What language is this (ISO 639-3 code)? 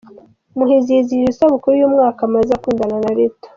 kin